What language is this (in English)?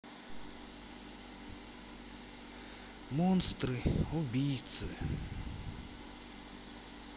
Russian